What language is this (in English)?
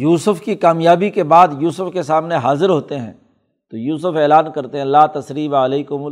Urdu